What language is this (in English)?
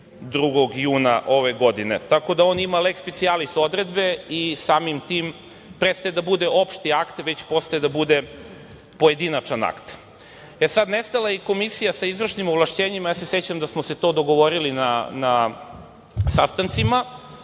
Serbian